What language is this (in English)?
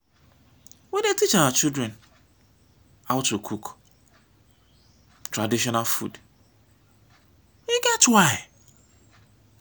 Nigerian Pidgin